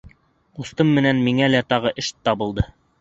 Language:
Bashkir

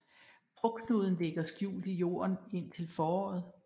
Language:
Danish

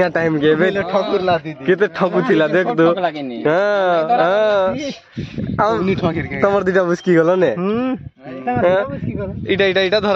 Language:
Arabic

